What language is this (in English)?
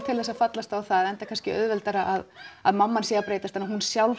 Icelandic